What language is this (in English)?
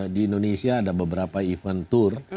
Indonesian